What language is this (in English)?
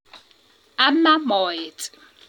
Kalenjin